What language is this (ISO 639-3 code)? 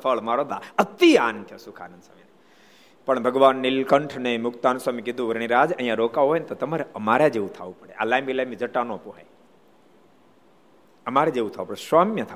guj